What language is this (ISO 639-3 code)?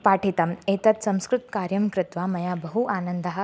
san